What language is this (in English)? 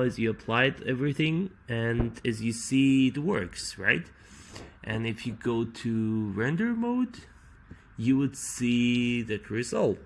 English